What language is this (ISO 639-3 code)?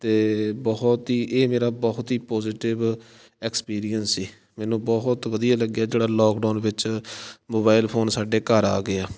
pan